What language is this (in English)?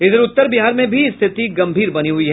Hindi